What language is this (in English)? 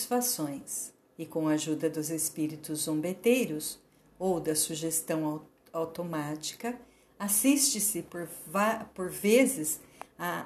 Portuguese